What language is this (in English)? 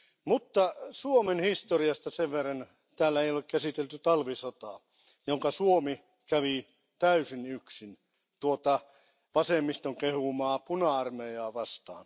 Finnish